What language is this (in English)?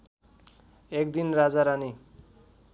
Nepali